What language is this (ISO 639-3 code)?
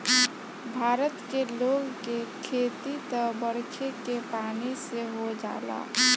bho